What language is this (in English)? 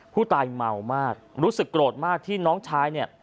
Thai